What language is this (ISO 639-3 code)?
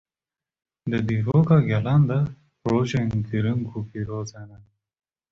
kur